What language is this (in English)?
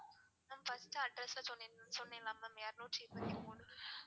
Tamil